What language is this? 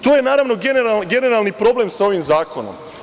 Serbian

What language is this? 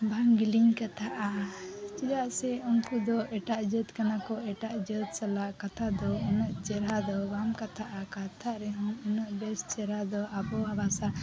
Santali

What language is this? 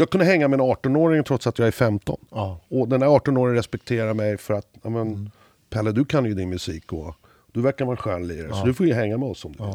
Swedish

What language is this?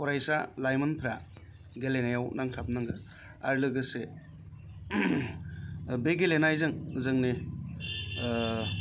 Bodo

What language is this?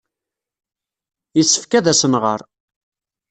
Kabyle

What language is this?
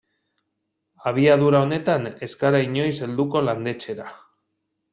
Basque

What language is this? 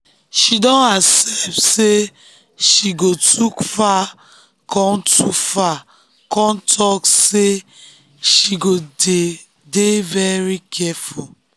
Nigerian Pidgin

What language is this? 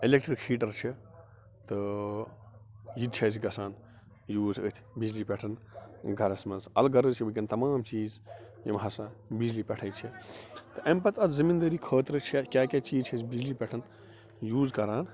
Kashmiri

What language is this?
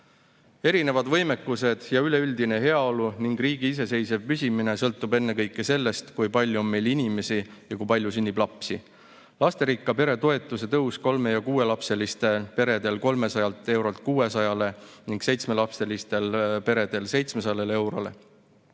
Estonian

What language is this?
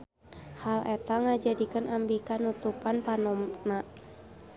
Sundanese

